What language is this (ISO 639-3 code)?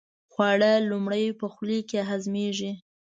pus